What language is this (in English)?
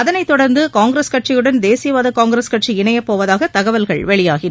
Tamil